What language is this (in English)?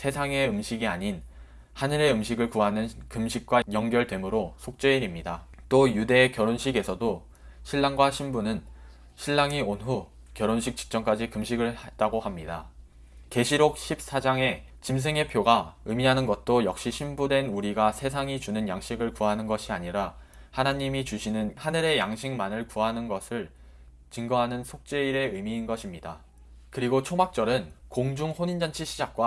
Korean